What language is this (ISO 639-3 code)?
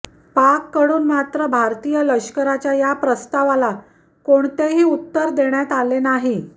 mar